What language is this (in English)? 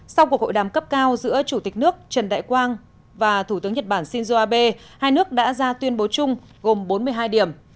Vietnamese